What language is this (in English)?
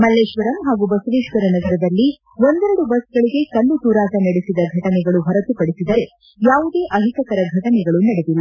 Kannada